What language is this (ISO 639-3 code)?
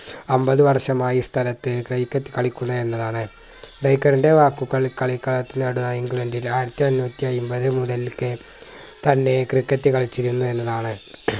mal